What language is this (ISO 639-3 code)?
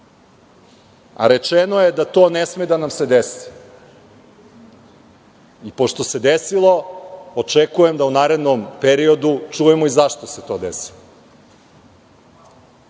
srp